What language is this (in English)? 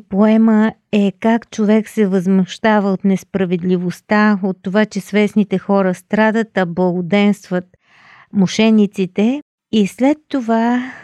Bulgarian